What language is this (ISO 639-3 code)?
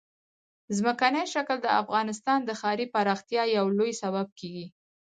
pus